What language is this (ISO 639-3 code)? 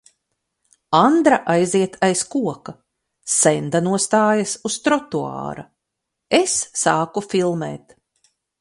lav